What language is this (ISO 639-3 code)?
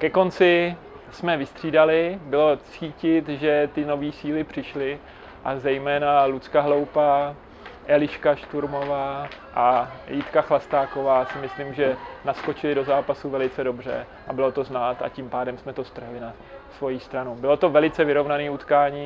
ces